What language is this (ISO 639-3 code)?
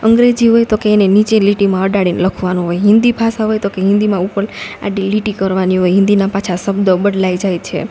guj